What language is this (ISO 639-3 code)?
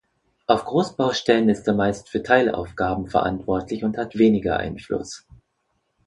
deu